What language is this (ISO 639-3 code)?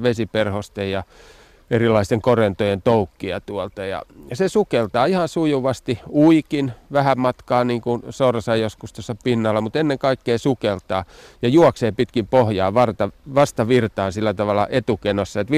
fin